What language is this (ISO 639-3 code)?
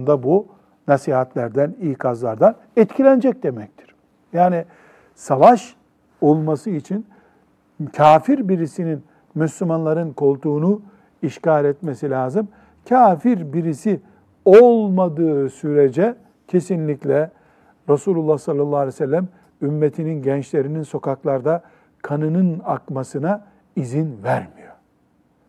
tur